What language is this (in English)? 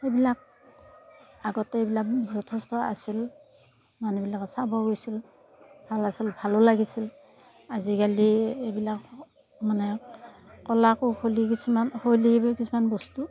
Assamese